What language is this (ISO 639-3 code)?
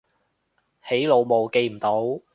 yue